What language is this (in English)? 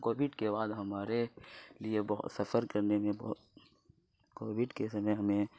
Urdu